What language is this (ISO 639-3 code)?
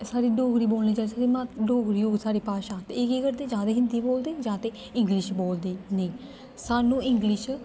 doi